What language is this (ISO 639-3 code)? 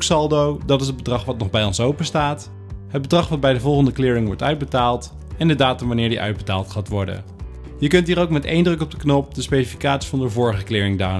nld